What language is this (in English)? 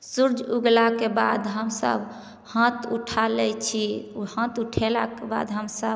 Maithili